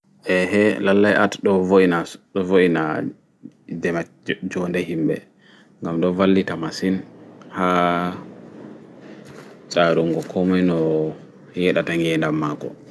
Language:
Fula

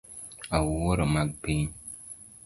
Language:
Luo (Kenya and Tanzania)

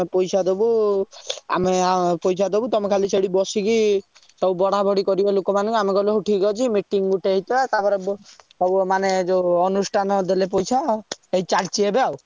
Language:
Odia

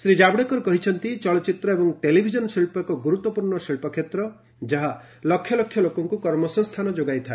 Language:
Odia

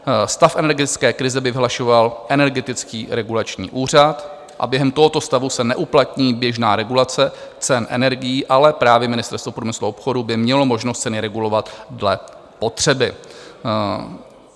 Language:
Czech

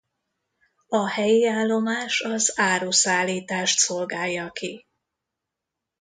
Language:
Hungarian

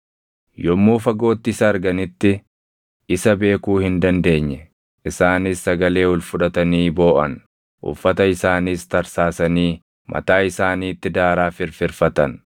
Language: Oromo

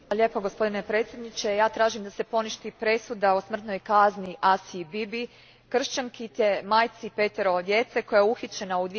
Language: Croatian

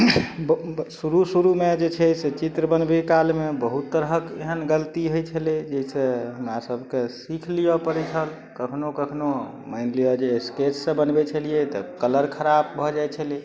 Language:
Maithili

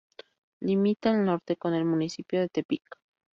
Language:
Spanish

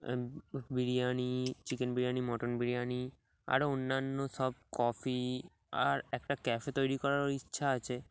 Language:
Bangla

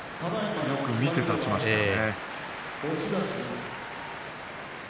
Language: Japanese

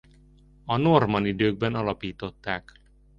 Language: Hungarian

